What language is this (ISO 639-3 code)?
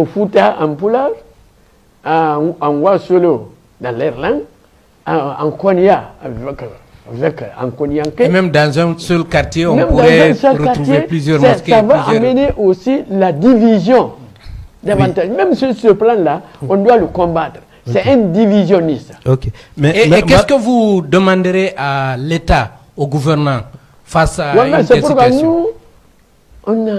fra